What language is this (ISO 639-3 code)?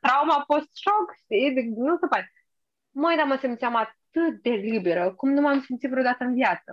ron